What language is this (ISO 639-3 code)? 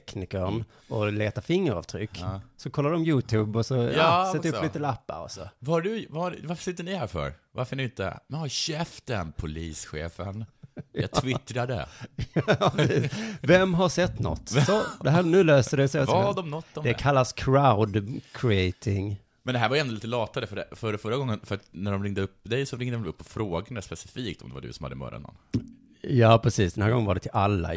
swe